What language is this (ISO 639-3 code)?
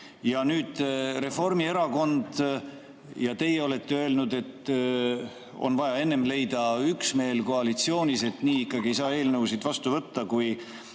est